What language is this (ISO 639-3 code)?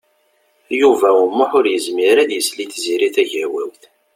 kab